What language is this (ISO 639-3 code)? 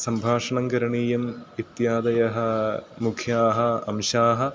san